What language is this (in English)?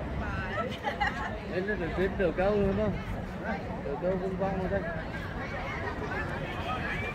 Vietnamese